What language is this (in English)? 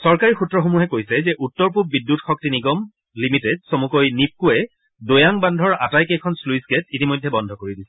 Assamese